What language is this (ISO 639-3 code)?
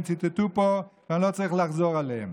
heb